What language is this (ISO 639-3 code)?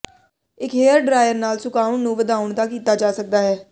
pan